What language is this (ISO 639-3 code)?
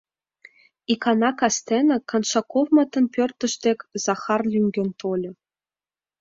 chm